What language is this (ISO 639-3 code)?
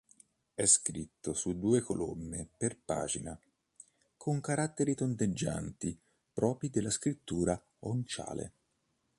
ita